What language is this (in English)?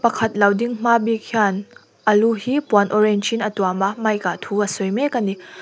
Mizo